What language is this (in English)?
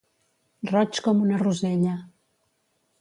Catalan